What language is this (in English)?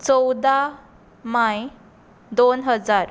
Konkani